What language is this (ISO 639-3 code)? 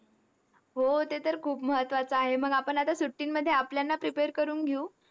mar